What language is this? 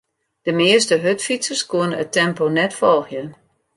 Western Frisian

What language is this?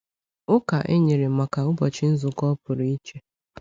Igbo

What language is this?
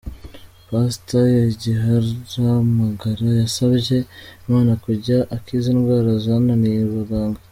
Kinyarwanda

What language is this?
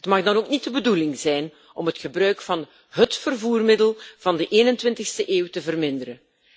Dutch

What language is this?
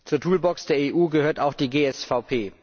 German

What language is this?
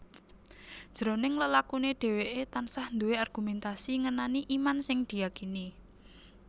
Javanese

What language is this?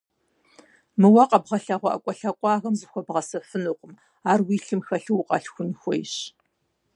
Kabardian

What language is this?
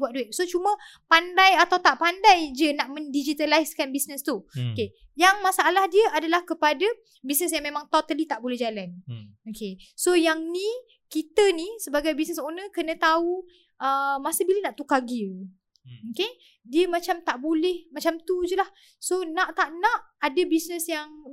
Malay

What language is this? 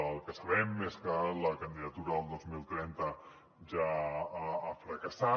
Catalan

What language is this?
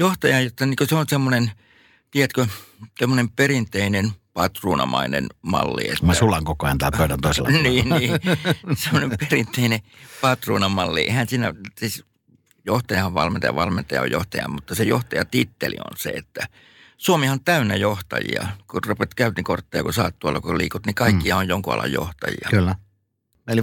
Finnish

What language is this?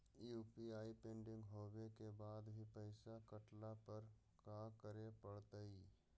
Magahi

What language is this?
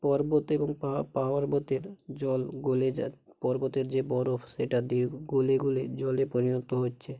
Bangla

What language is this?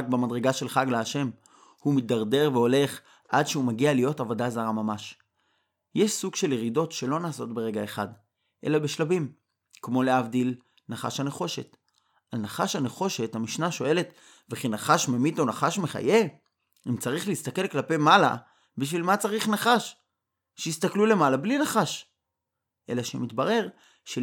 Hebrew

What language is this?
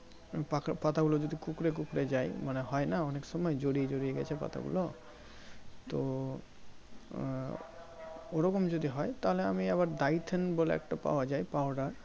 Bangla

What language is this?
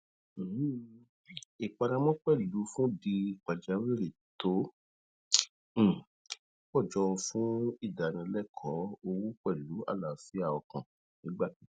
Yoruba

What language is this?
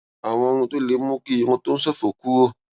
Yoruba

